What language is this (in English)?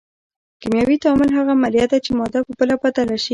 Pashto